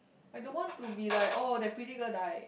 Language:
English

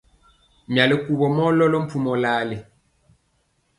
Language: Mpiemo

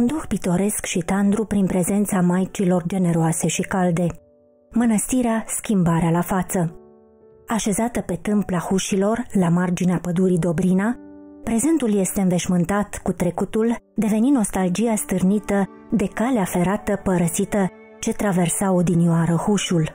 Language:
Romanian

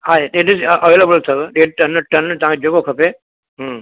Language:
Sindhi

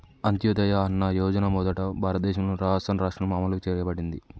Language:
Telugu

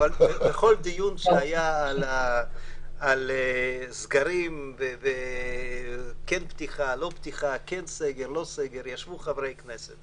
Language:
Hebrew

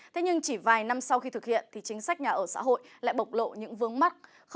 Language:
Vietnamese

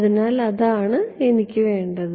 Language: Malayalam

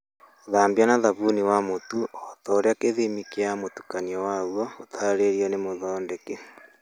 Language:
Kikuyu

